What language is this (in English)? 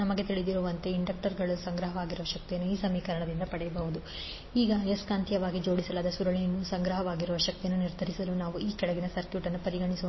Kannada